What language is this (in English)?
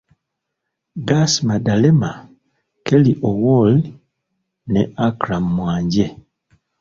Ganda